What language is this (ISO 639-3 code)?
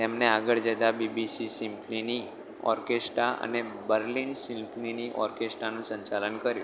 guj